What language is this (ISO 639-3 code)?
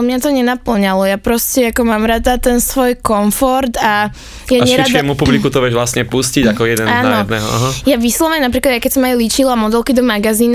slk